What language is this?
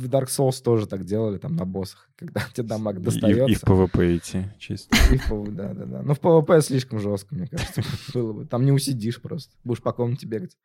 Russian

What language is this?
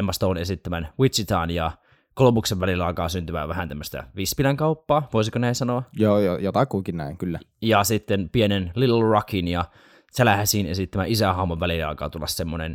Finnish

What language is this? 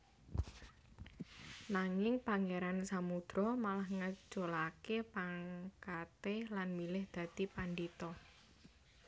Javanese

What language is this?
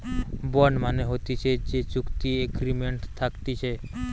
Bangla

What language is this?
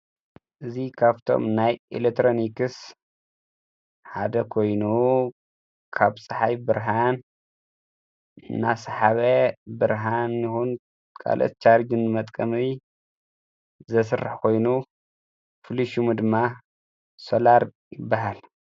Tigrinya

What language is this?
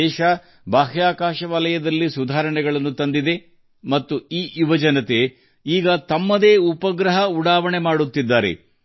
Kannada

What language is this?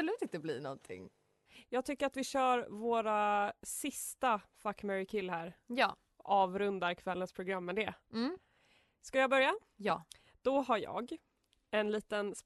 Swedish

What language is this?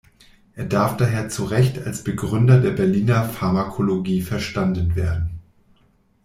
German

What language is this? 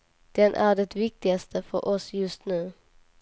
Swedish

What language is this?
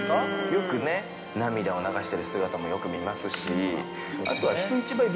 Japanese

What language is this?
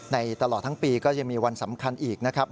Thai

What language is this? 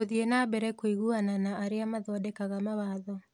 Kikuyu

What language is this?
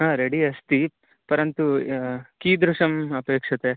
Sanskrit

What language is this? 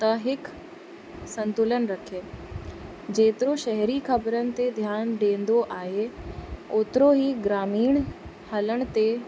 Sindhi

